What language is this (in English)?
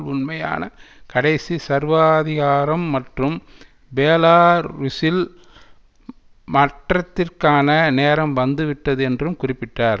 Tamil